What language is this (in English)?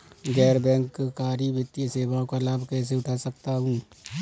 Hindi